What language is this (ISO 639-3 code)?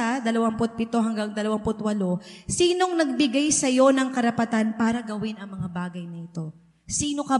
fil